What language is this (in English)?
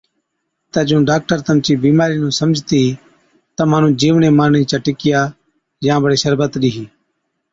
Od